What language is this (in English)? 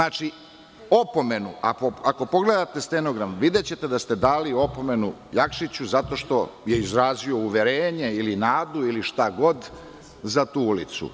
Serbian